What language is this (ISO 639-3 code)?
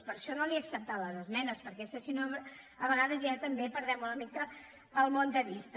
cat